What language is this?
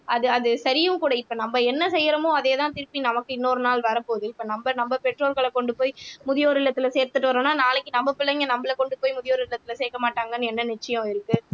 Tamil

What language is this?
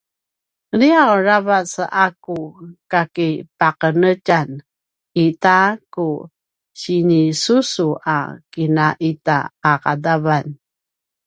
Paiwan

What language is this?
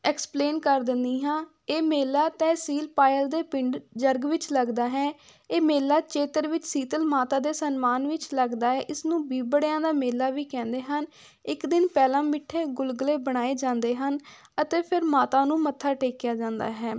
Punjabi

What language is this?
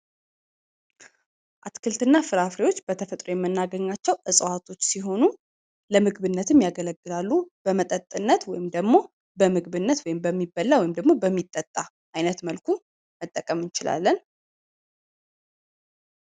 Amharic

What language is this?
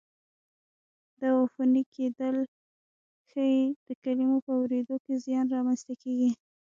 Pashto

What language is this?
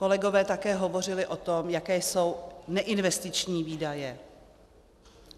Czech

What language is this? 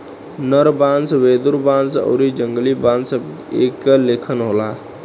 Bhojpuri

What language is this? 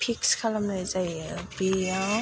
Bodo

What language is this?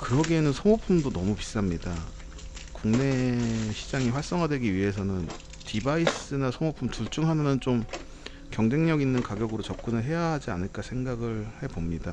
Korean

